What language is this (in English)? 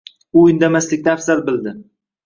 Uzbek